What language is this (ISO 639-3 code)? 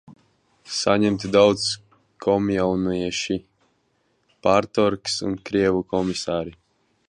lav